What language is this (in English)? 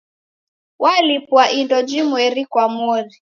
Taita